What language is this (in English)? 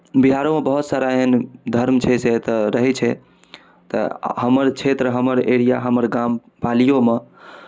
Maithili